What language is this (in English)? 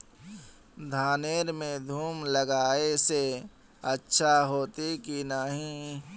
Magahi